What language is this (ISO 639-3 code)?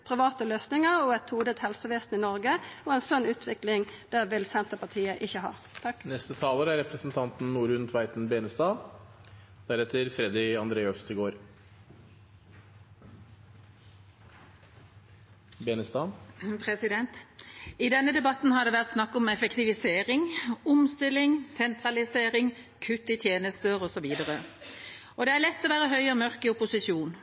nor